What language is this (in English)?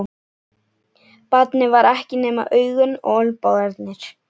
Icelandic